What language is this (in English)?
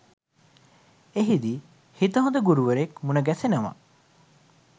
Sinhala